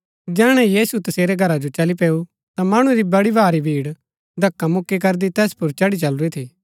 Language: Gaddi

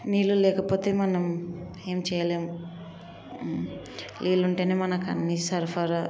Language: Telugu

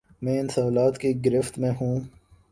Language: Urdu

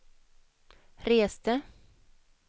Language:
Swedish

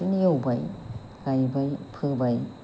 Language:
Bodo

